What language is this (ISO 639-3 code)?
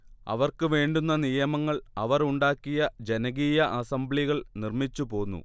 mal